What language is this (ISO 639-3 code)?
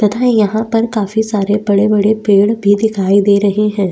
hin